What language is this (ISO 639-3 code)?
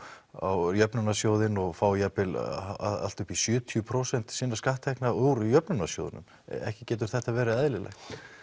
isl